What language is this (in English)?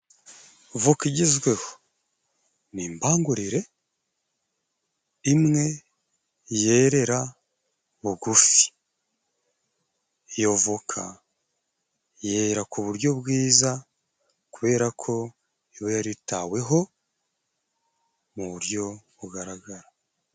Kinyarwanda